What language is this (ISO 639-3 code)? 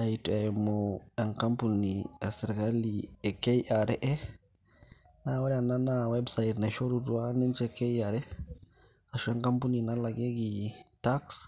mas